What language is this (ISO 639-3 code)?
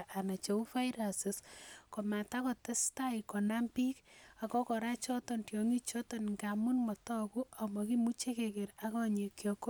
kln